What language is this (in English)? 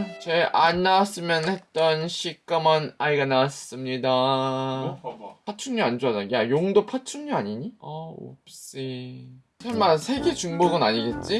Korean